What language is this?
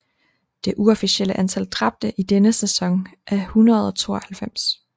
Danish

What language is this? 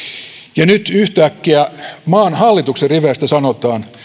Finnish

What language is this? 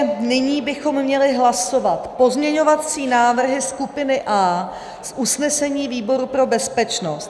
Czech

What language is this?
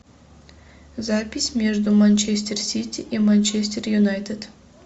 Russian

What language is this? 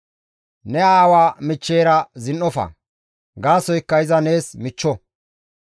Gamo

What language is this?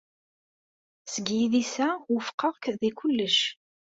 Kabyle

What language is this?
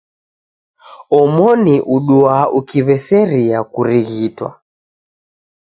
Taita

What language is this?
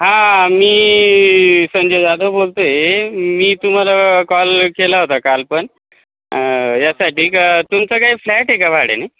Marathi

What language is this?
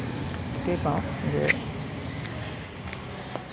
Assamese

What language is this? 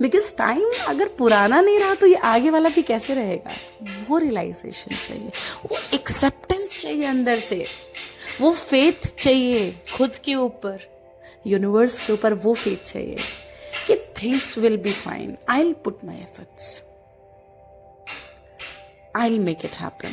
Hindi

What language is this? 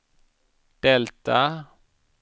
Swedish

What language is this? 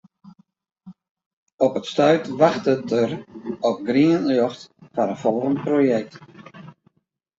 Western Frisian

